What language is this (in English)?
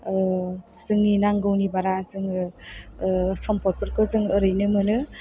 Bodo